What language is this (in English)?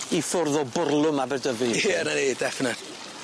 Welsh